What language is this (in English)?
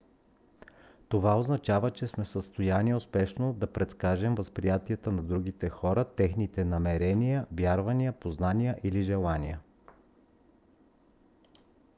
Bulgarian